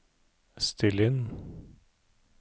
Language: Norwegian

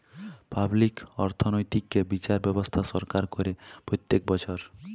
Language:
Bangla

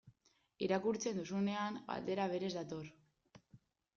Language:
Basque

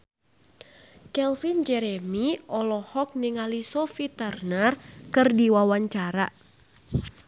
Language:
Sundanese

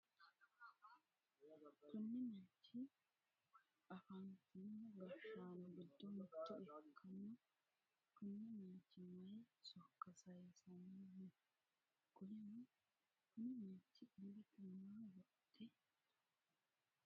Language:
Sidamo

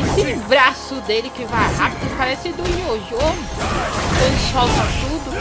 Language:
Portuguese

